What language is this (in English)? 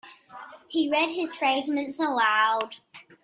English